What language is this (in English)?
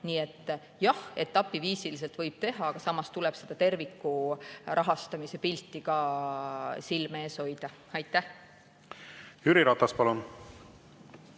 Estonian